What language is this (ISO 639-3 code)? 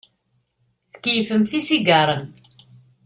kab